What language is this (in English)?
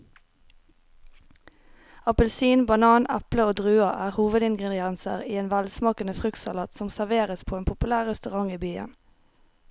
Norwegian